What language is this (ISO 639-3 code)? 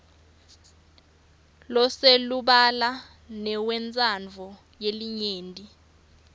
ssw